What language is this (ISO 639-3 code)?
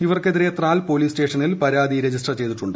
mal